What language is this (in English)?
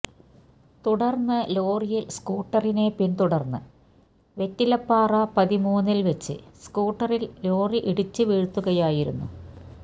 Malayalam